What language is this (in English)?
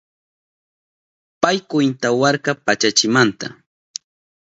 Southern Pastaza Quechua